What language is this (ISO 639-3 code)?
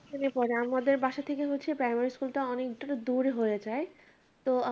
ben